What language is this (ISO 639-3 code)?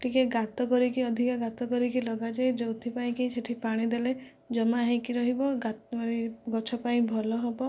ori